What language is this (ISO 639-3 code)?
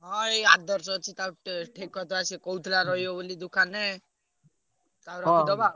ori